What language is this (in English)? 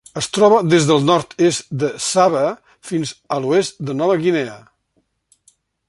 Catalan